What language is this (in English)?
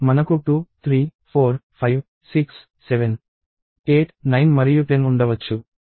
Telugu